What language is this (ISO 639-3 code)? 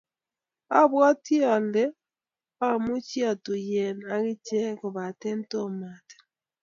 kln